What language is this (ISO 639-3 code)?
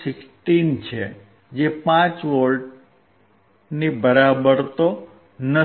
guj